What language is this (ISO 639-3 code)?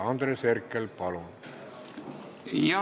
est